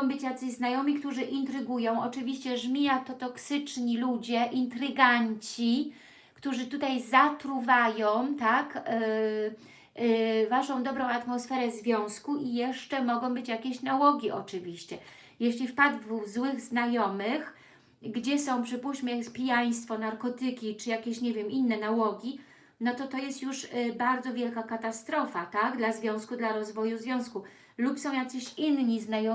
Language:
Polish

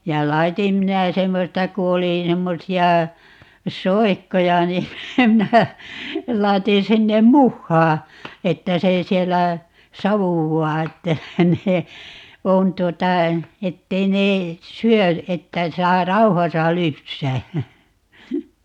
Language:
Finnish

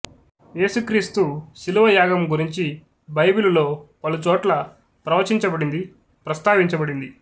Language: Telugu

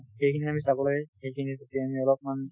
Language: Assamese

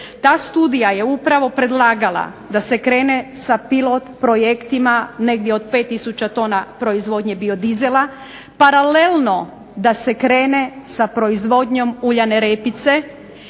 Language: Croatian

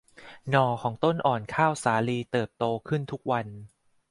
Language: Thai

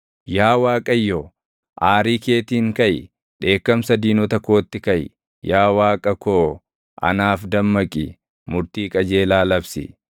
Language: Oromo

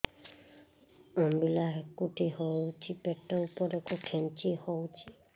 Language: Odia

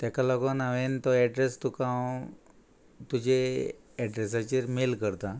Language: Konkani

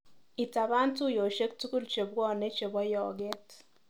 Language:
Kalenjin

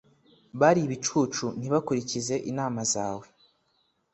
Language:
Kinyarwanda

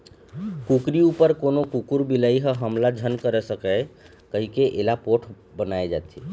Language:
Chhattisgarhi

